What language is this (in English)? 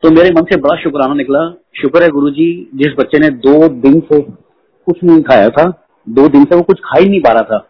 Hindi